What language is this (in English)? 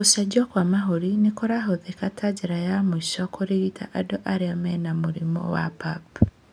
Kikuyu